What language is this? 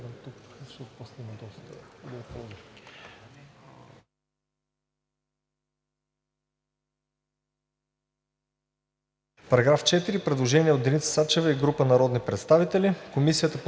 Bulgarian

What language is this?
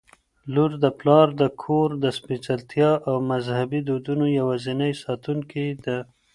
Pashto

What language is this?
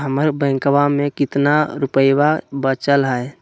Magahi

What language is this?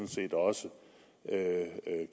Danish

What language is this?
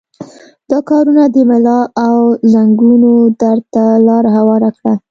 Pashto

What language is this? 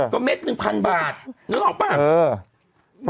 Thai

